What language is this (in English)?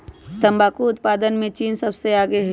Magahi